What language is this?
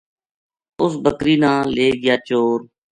Gujari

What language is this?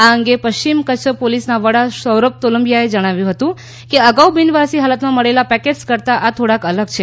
Gujarati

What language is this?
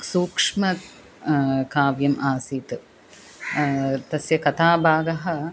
Sanskrit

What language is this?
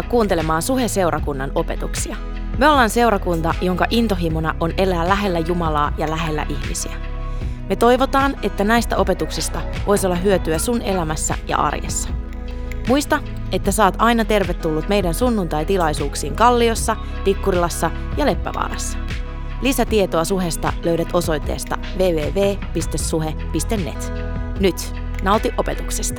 Finnish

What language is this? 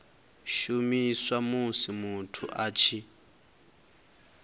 Venda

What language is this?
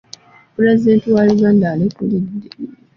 Ganda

